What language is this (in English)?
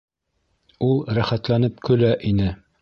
Bashkir